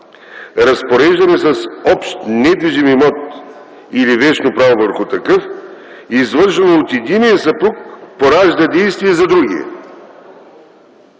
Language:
Bulgarian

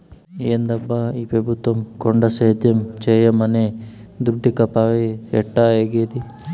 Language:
Telugu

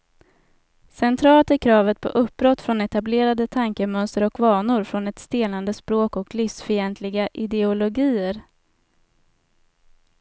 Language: Swedish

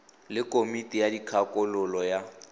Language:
Tswana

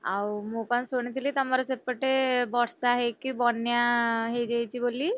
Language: Odia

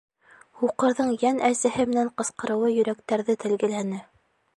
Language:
Bashkir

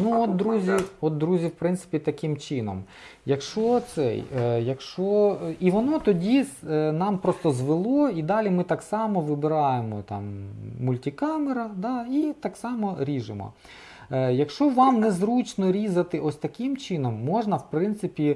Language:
Ukrainian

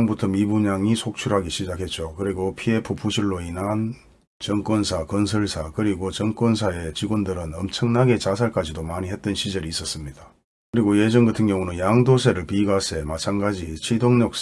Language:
Korean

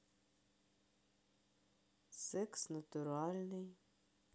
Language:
Russian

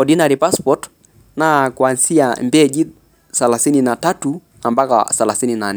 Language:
Masai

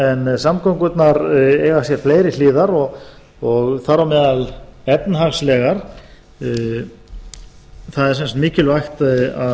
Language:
Icelandic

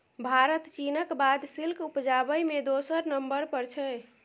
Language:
Maithili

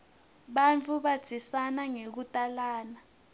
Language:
Swati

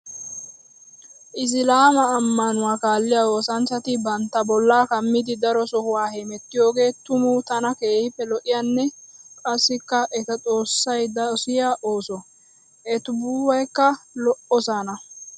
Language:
Wolaytta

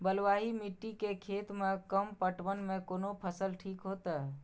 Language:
Maithili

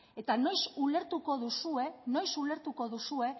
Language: Basque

